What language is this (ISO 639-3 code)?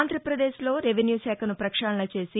tel